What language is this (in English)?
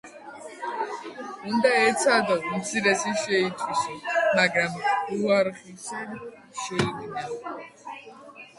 Georgian